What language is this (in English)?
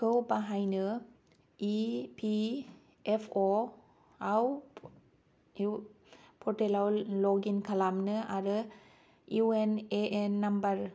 Bodo